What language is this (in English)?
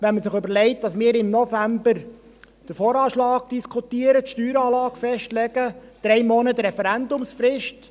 Swiss German